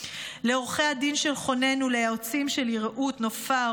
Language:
Hebrew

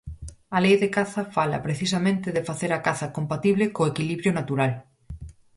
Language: Galician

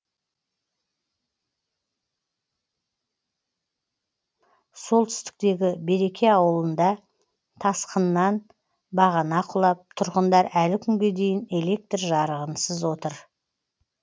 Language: Kazakh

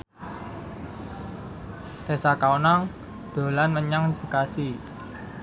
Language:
Javanese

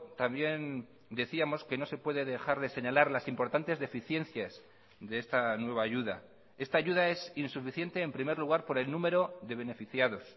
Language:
Spanish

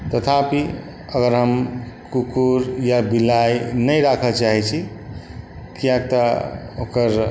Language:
Maithili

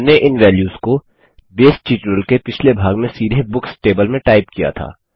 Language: Hindi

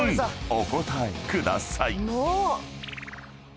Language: Japanese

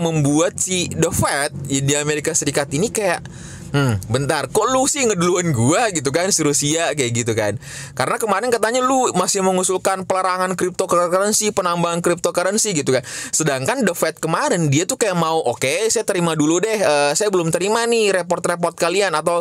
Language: Indonesian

